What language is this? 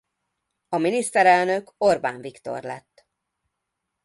Hungarian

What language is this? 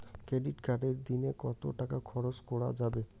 Bangla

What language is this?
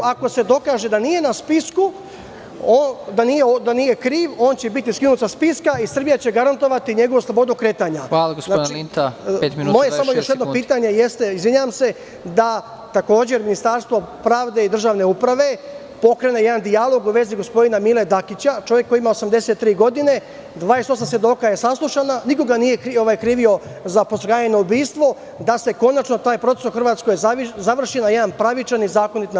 Serbian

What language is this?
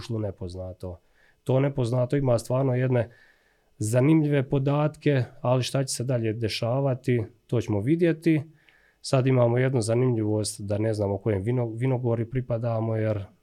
Croatian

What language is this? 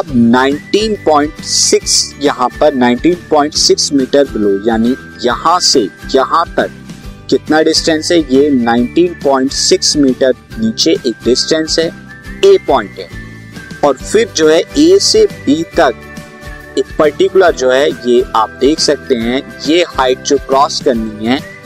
Hindi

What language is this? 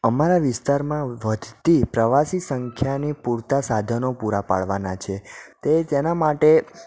Gujarati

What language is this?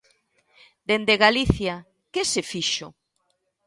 Galician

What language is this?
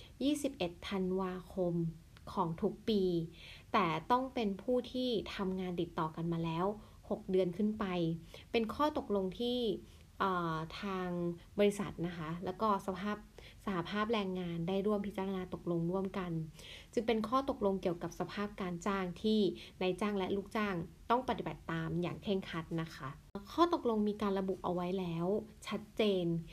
Thai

